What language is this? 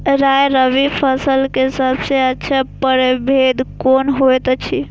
Maithili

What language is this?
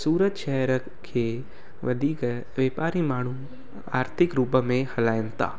Sindhi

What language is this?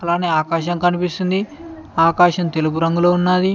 Telugu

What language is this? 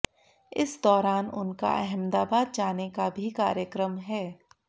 Hindi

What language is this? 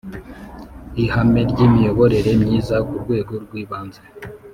Kinyarwanda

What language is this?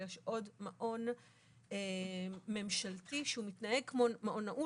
Hebrew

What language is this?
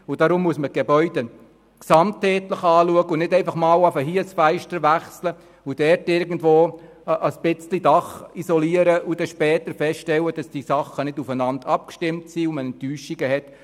Swiss German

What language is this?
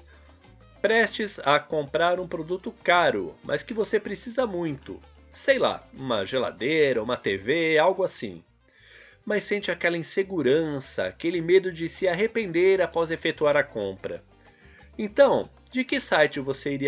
Portuguese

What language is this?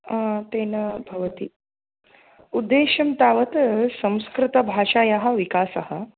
Sanskrit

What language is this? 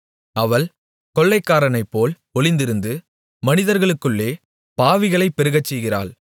Tamil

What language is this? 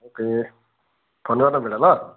Nepali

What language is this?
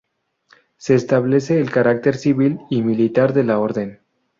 Spanish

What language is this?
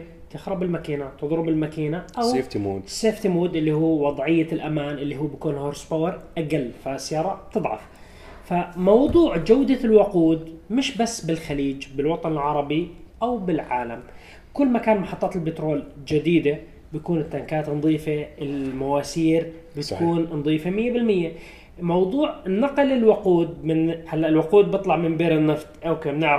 Arabic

